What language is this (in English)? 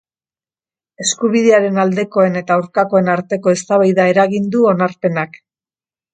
Basque